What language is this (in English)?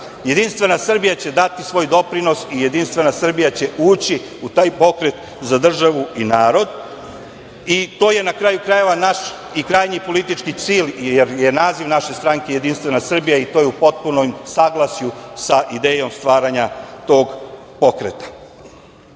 Serbian